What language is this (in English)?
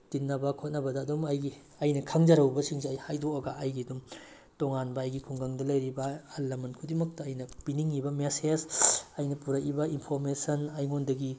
Manipuri